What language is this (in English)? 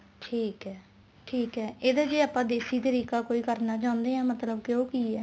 Punjabi